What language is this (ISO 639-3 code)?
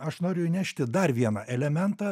lit